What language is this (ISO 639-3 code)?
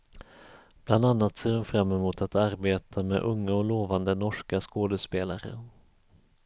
swe